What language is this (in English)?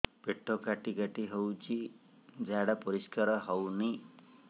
Odia